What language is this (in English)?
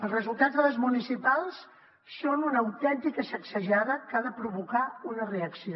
Catalan